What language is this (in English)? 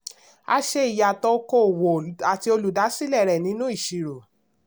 Yoruba